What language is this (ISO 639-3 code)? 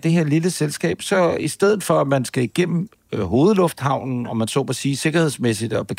dan